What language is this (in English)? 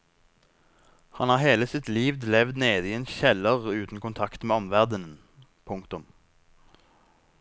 Norwegian